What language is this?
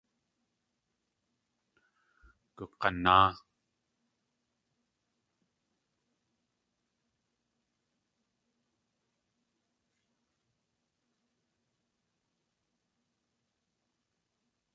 Tlingit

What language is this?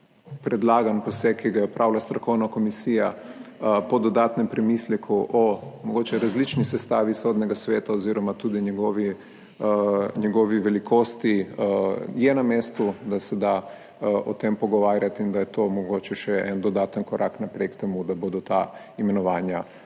Slovenian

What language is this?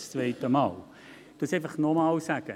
Swiss German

